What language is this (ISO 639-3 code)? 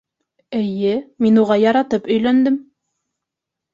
bak